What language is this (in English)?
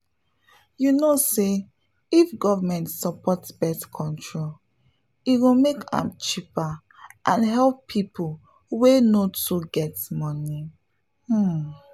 Nigerian Pidgin